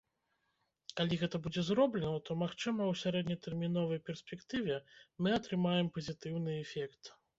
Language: Belarusian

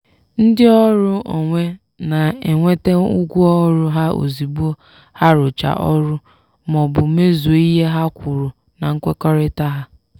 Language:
Igbo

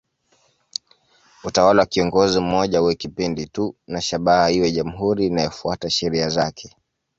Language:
Swahili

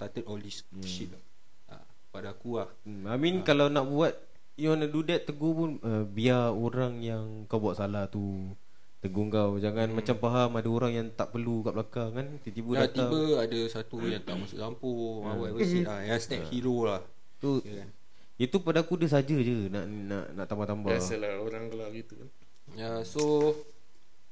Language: Malay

